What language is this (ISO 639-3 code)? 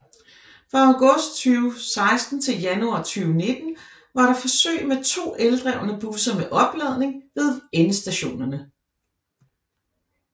dan